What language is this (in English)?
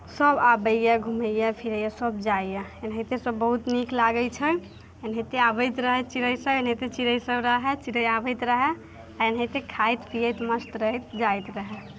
Maithili